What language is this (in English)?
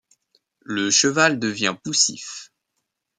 French